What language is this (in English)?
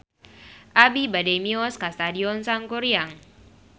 Sundanese